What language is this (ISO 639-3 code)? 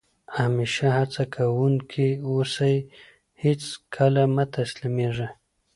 pus